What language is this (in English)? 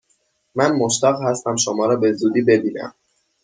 Persian